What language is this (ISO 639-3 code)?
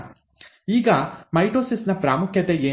kan